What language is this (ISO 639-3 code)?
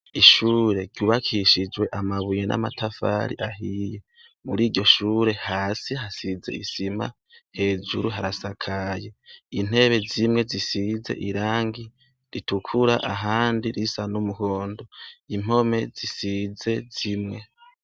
run